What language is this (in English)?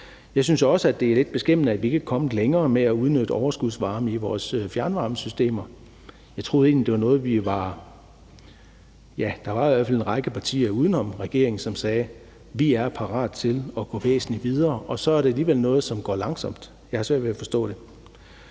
Danish